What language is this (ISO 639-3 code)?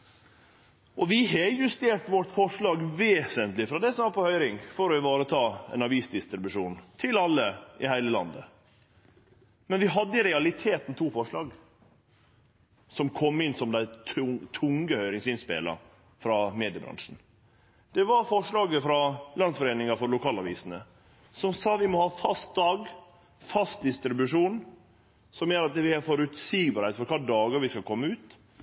nno